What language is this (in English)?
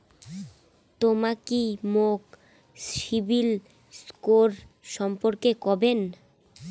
Bangla